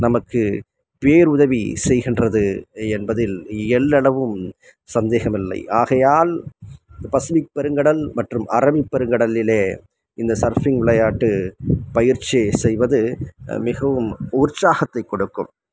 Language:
Tamil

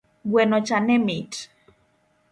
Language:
Luo (Kenya and Tanzania)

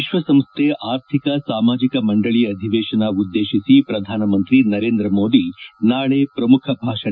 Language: Kannada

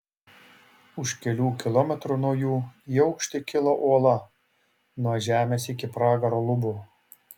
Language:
Lithuanian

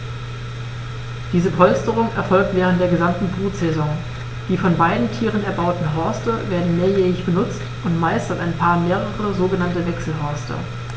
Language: German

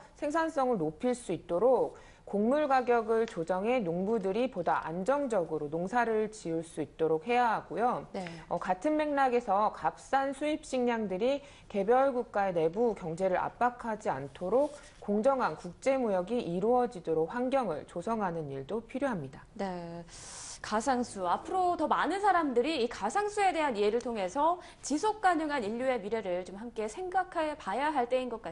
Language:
Korean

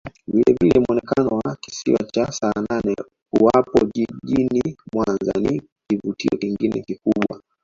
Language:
Swahili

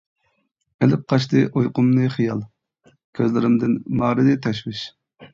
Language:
Uyghur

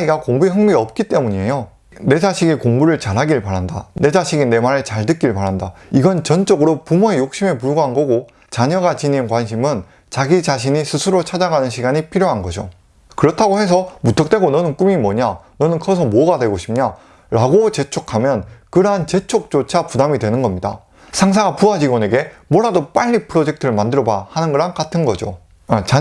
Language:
Korean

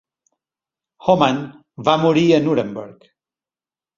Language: Catalan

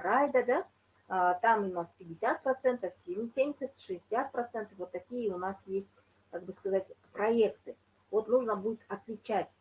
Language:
Russian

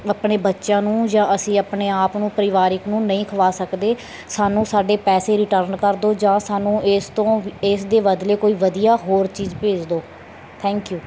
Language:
Punjabi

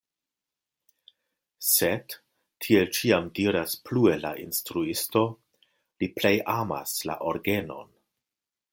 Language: Esperanto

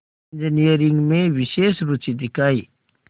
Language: Hindi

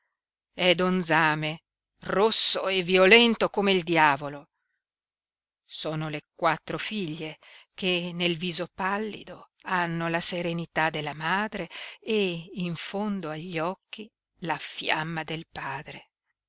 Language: Italian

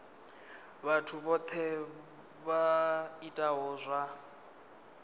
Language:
Venda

